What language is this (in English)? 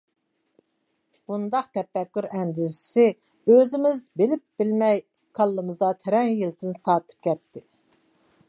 Uyghur